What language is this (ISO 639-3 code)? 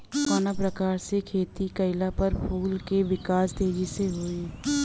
bho